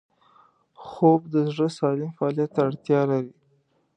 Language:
Pashto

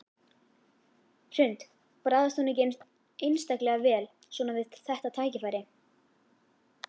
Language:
Icelandic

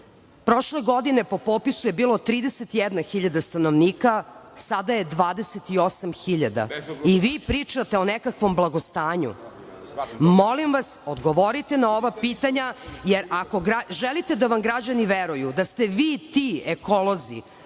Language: Serbian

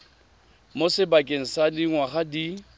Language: Tswana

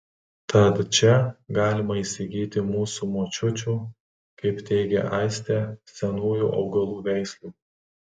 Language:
Lithuanian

